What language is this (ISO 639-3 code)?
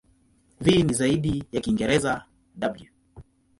swa